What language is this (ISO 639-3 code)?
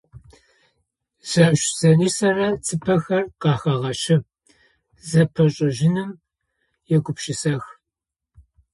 ady